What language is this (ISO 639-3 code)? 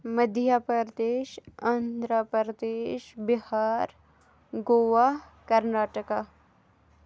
kas